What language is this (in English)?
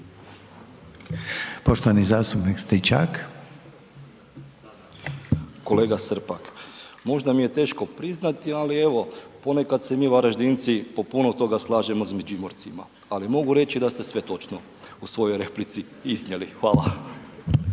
Croatian